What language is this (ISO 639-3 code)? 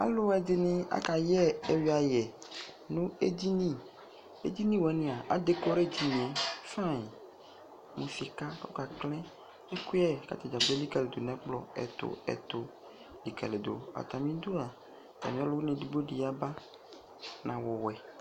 kpo